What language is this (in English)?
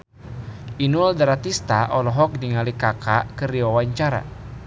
Sundanese